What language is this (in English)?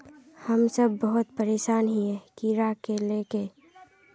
Magahi